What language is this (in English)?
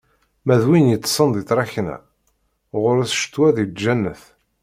Kabyle